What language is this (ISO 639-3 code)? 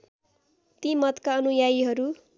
nep